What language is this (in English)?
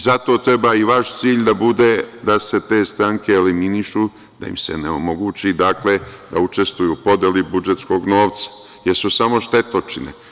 Serbian